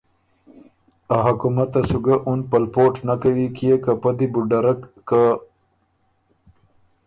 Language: Ormuri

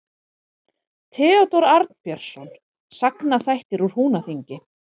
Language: Icelandic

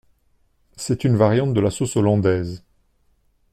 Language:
French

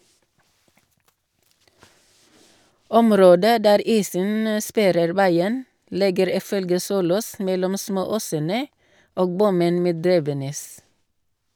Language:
Norwegian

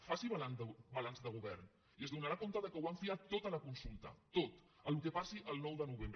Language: Catalan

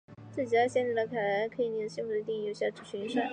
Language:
Chinese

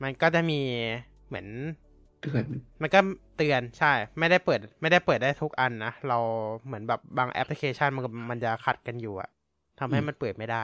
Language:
Thai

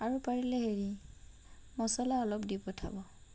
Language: Assamese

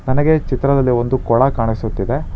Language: Kannada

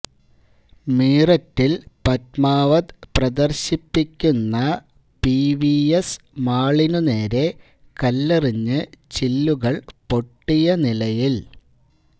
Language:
Malayalam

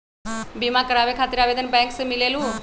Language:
Magahi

